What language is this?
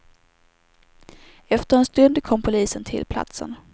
Swedish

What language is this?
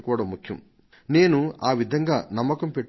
Telugu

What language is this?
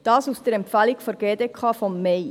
Swiss German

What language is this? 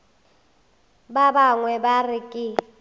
Northern Sotho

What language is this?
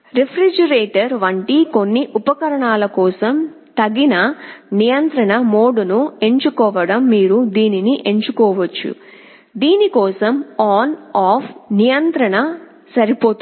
Telugu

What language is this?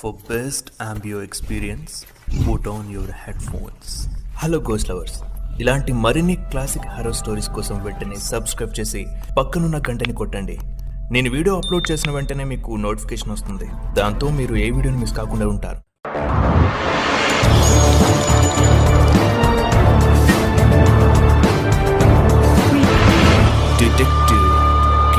Telugu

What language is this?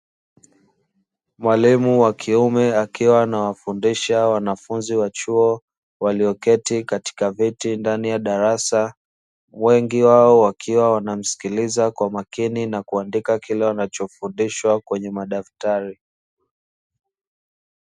Swahili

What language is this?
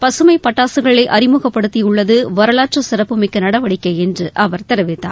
Tamil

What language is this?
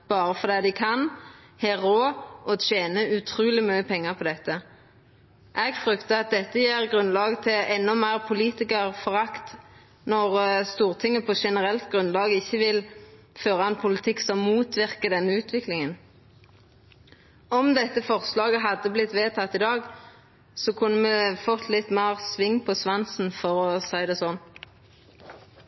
Norwegian Nynorsk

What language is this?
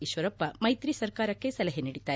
Kannada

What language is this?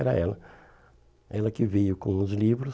Portuguese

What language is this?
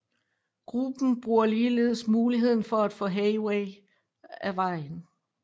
Danish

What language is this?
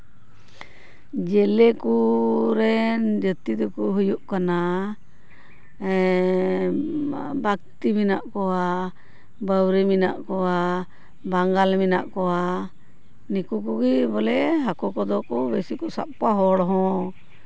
Santali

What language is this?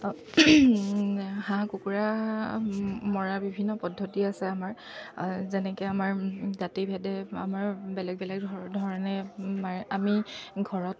Assamese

